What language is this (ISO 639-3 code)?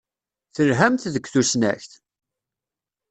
kab